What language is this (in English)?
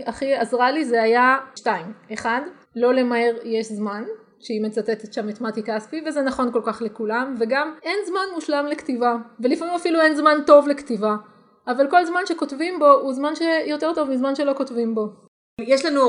Hebrew